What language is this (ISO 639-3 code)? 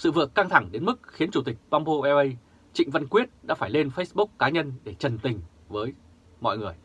vie